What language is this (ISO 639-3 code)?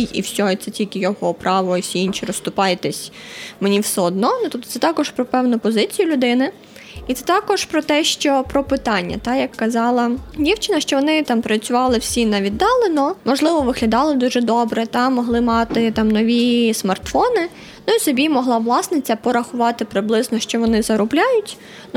ukr